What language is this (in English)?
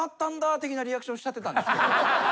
Japanese